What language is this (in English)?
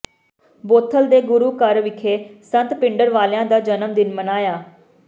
Punjabi